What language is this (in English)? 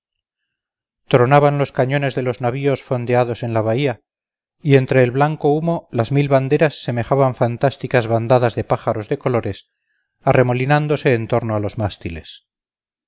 Spanish